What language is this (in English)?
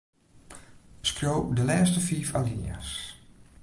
Western Frisian